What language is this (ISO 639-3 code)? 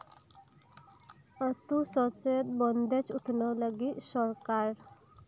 sat